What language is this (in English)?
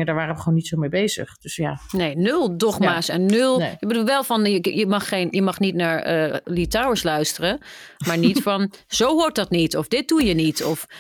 Dutch